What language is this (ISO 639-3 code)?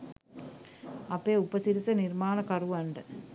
sin